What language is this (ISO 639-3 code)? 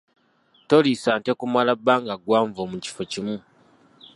lug